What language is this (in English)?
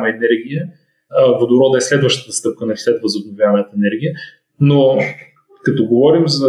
Bulgarian